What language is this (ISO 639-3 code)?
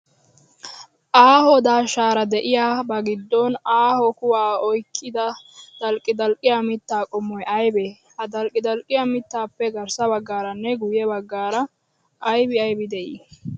wal